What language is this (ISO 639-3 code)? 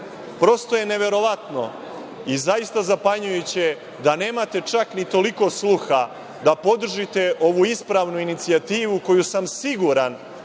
srp